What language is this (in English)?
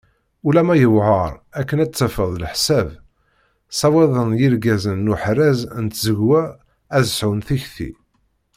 Kabyle